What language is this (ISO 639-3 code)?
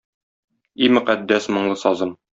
tat